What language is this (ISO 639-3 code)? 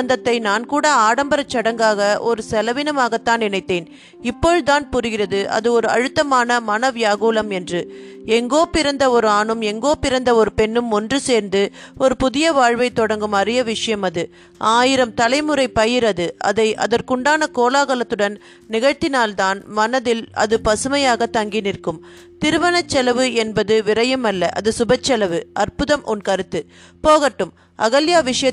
tam